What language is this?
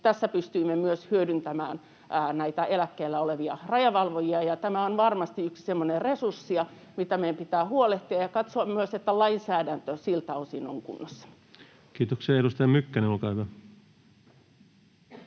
Finnish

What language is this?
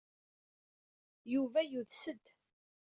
Kabyle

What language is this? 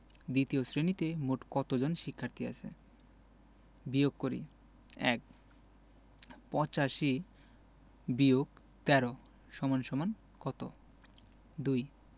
Bangla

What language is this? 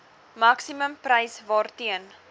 Afrikaans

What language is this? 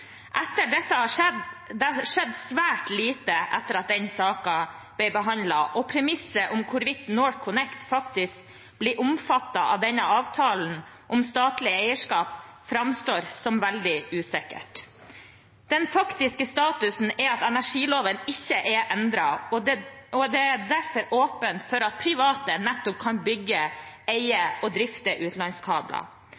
Norwegian Bokmål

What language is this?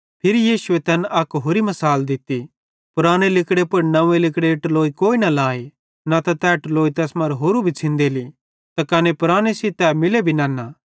Bhadrawahi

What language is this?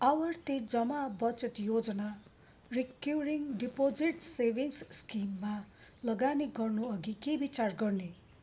Nepali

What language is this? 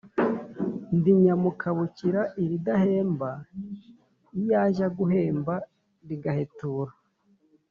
Kinyarwanda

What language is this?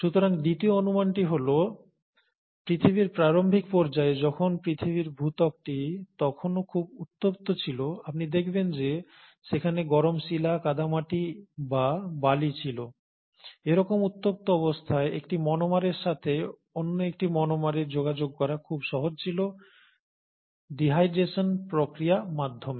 Bangla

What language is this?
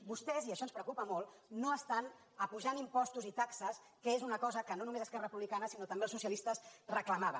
Catalan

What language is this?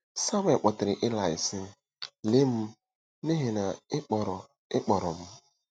Igbo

